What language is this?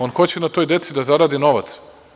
Serbian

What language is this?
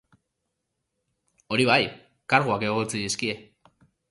Basque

